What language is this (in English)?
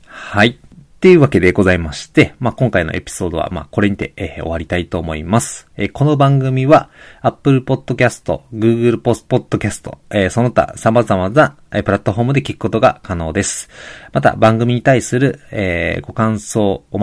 Japanese